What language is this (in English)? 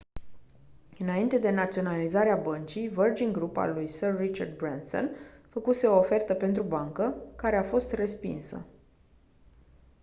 Romanian